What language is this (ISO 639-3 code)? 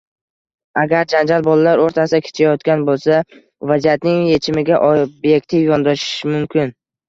uzb